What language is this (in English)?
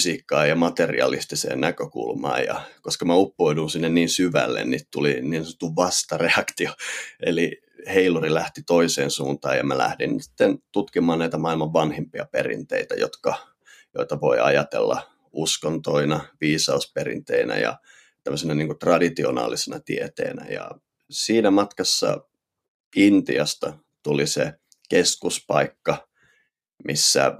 Finnish